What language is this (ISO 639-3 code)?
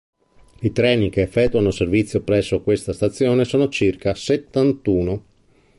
ita